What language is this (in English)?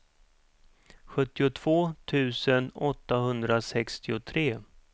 Swedish